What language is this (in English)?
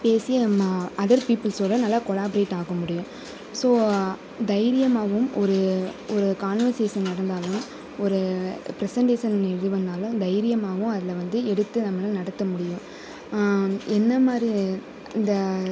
Tamil